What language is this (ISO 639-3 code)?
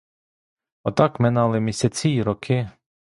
ukr